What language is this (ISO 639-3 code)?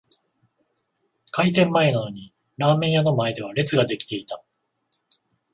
jpn